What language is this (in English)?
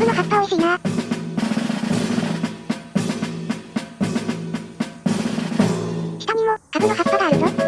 Japanese